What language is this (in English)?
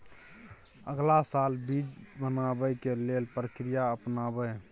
Maithili